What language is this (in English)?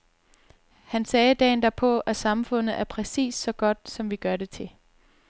Danish